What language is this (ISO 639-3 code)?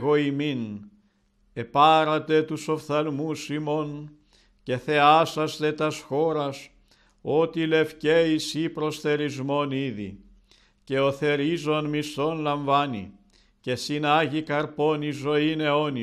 ell